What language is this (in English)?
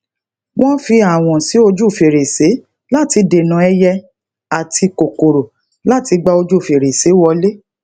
Yoruba